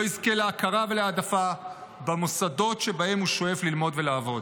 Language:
Hebrew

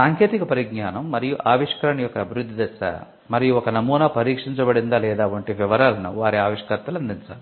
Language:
Telugu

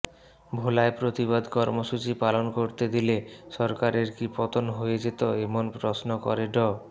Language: Bangla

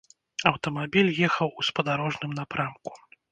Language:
Belarusian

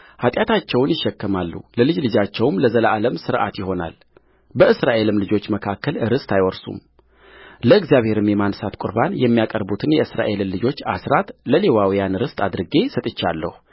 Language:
Amharic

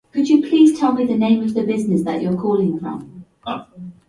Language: Japanese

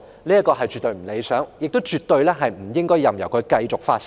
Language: Cantonese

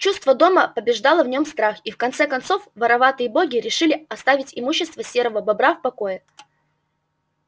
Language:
Russian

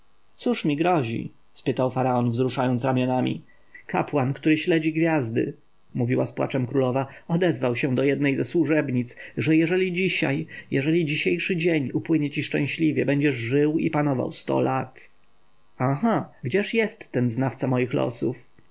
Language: Polish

